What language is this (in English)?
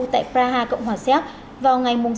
Vietnamese